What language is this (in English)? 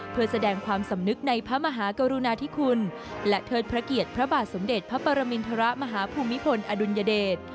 Thai